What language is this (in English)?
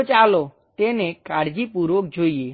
Gujarati